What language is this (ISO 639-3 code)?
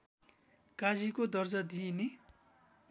nep